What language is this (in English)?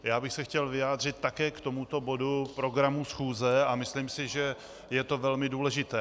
Czech